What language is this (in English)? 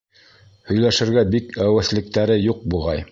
Bashkir